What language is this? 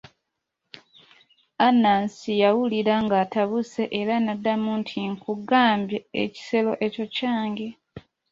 Ganda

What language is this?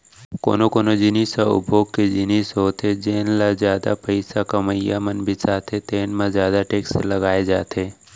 Chhattisgarhi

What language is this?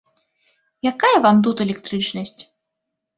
Belarusian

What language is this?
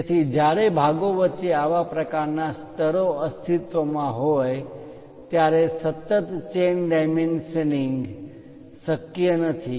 Gujarati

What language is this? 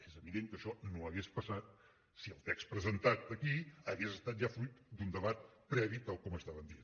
Catalan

